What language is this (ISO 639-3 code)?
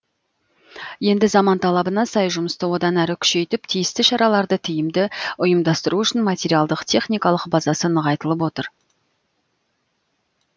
kaz